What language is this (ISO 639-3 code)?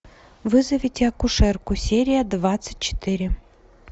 rus